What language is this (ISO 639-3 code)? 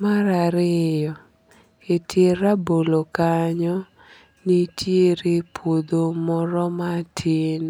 luo